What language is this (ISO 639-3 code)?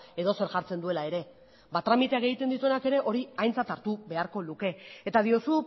eus